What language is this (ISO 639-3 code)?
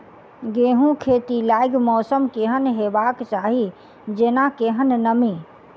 mai